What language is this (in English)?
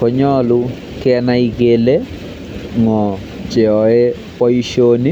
Kalenjin